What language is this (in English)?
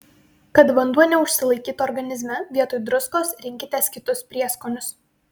Lithuanian